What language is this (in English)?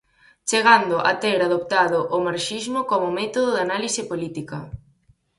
Galician